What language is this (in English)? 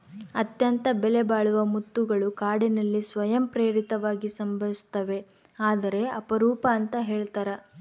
Kannada